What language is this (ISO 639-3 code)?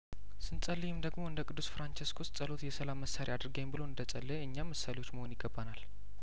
amh